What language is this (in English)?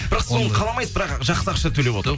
Kazakh